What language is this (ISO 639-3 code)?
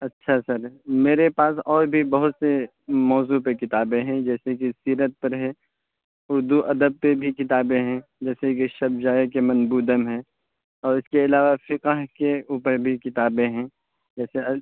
urd